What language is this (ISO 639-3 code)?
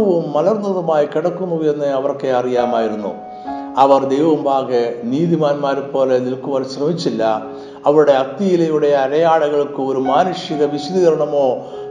mal